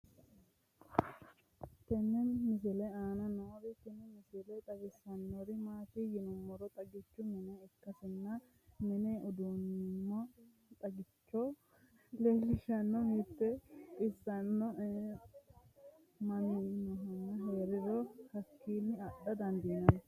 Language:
Sidamo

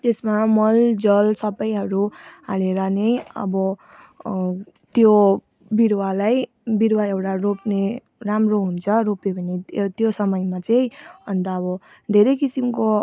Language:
Nepali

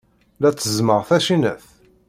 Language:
Kabyle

